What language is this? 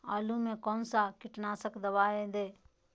Magahi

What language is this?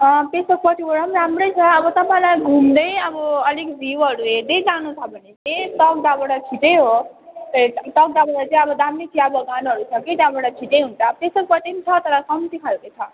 Nepali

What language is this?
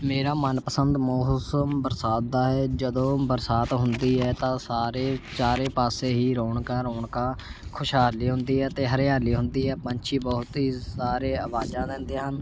Punjabi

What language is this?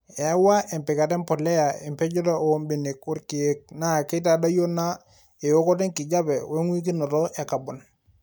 Masai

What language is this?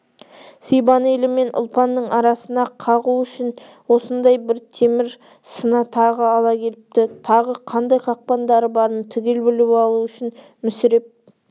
Kazakh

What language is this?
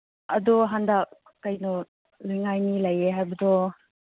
Manipuri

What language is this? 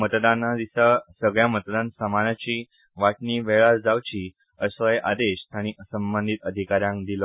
Konkani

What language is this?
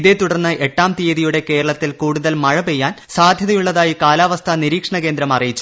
Malayalam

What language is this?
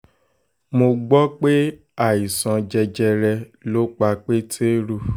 Yoruba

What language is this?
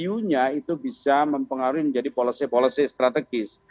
Indonesian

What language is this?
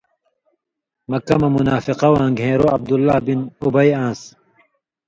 Indus Kohistani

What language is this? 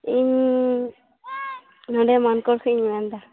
Santali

